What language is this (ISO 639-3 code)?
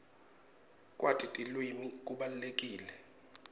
ssw